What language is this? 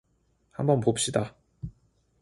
Korean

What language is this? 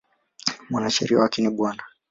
Swahili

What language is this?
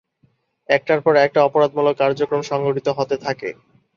Bangla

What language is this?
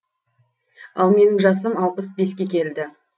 Kazakh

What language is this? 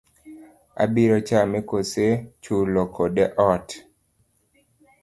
Luo (Kenya and Tanzania)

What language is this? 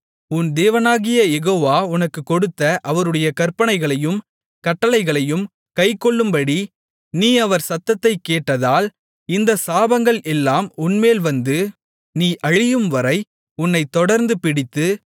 Tamil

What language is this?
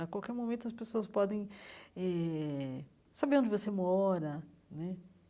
Portuguese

